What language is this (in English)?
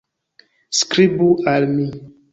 Esperanto